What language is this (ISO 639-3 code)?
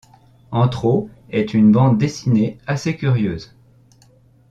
fra